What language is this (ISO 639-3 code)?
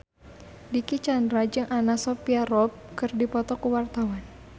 sun